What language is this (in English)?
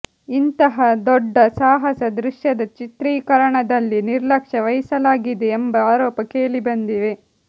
Kannada